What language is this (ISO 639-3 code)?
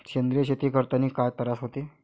mar